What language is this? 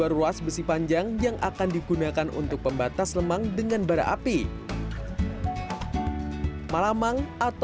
Indonesian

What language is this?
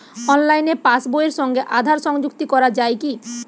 Bangla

